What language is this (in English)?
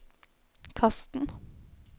Norwegian